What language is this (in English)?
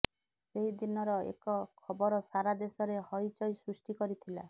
Odia